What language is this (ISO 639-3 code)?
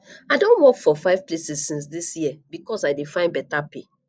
pcm